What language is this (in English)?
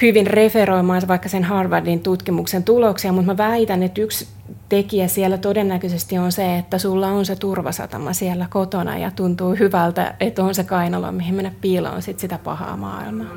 Finnish